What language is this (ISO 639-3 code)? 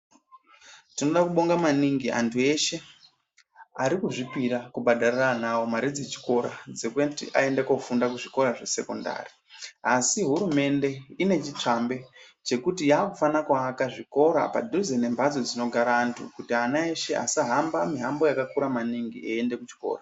ndc